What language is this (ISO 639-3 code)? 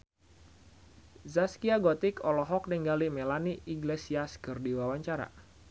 sun